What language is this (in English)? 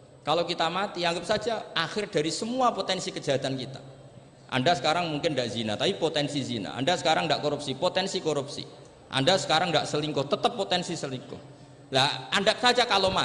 Indonesian